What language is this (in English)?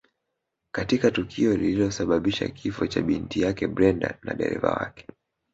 Swahili